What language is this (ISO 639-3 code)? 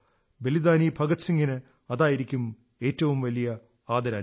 mal